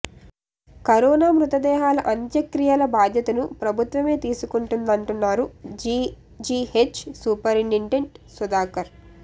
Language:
Telugu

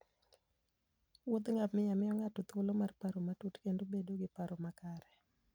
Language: Luo (Kenya and Tanzania)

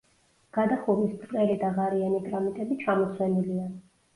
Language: Georgian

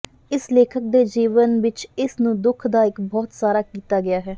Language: Punjabi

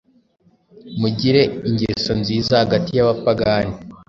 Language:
Kinyarwanda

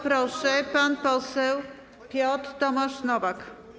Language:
Polish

